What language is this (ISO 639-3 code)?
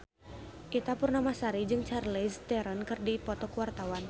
sun